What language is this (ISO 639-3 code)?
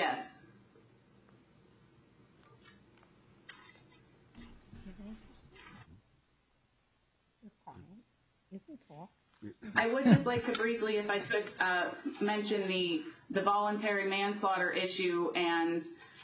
eng